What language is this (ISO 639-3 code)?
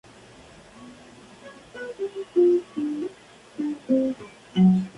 spa